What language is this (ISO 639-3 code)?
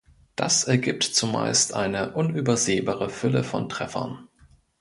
deu